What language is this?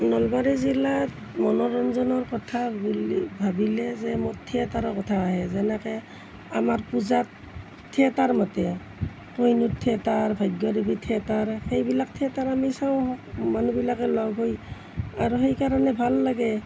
Assamese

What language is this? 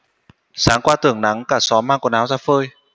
Vietnamese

